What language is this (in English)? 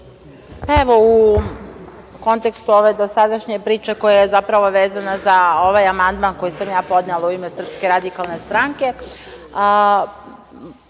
Serbian